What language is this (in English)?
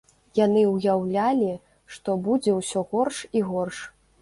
Belarusian